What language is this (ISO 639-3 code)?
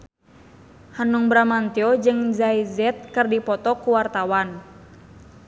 sun